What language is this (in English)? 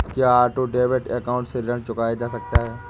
Hindi